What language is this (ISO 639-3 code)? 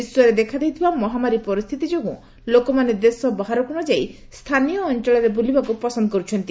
ori